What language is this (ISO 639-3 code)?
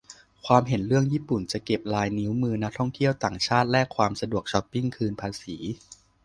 tha